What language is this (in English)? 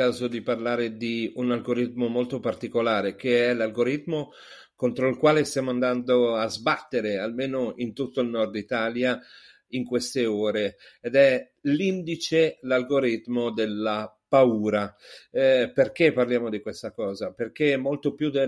Italian